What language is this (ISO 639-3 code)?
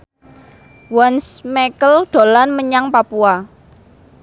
jav